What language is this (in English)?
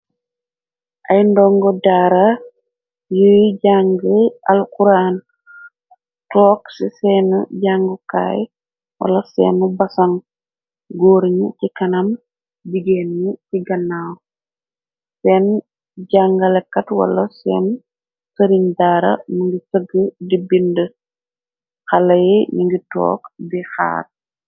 Wolof